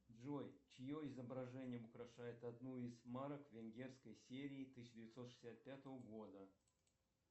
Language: Russian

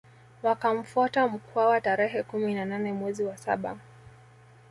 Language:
Swahili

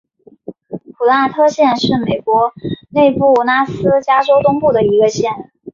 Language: Chinese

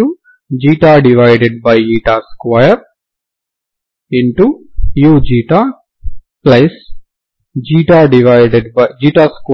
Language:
Telugu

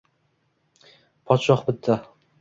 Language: Uzbek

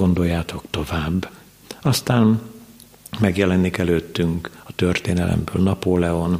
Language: Hungarian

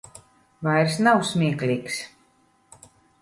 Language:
Latvian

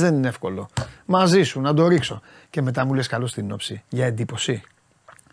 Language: Greek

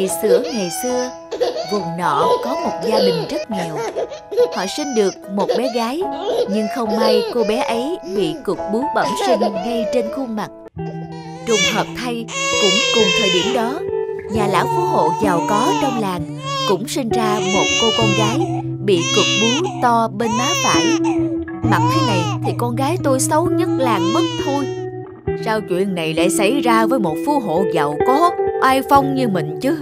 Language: Vietnamese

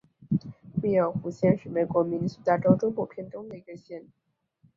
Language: Chinese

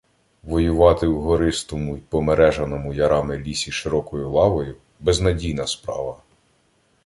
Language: Ukrainian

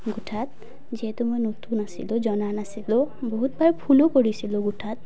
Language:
Assamese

